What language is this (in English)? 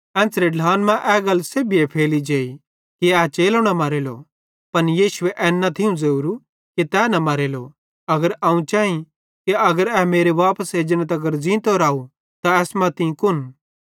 Bhadrawahi